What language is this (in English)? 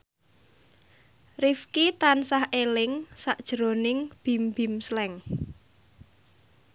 Javanese